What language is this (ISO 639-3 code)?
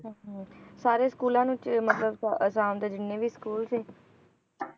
pan